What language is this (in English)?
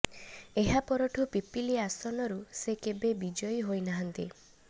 Odia